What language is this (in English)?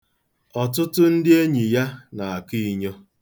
Igbo